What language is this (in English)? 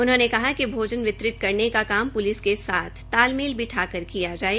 Hindi